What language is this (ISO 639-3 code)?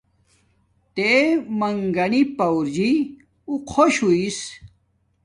dmk